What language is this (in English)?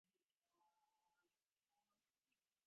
Divehi